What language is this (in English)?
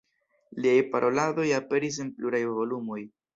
Esperanto